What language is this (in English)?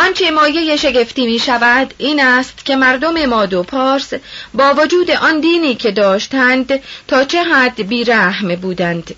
Persian